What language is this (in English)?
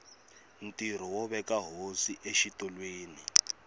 Tsonga